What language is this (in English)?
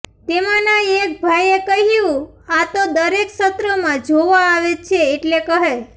Gujarati